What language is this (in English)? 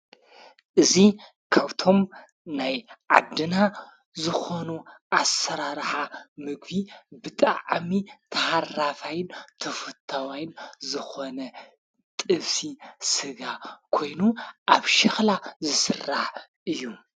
Tigrinya